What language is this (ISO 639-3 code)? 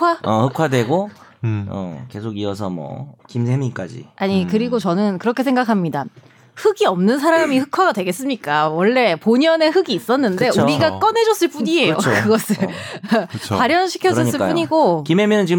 kor